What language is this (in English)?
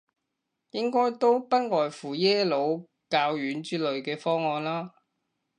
Cantonese